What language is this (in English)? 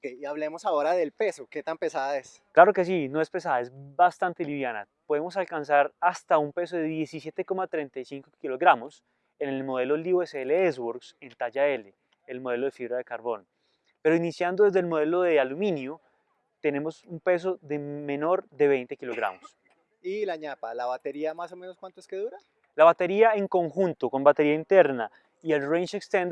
Spanish